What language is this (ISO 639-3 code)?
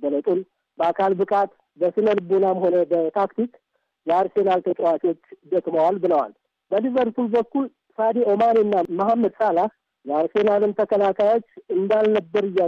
amh